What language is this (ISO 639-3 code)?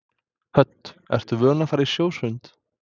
isl